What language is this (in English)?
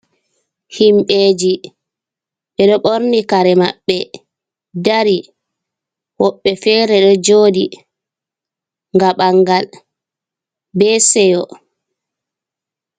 Fula